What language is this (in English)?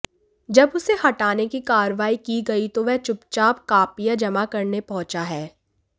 Hindi